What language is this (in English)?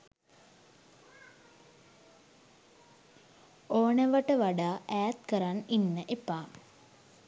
Sinhala